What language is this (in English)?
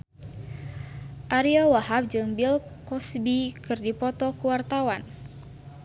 Sundanese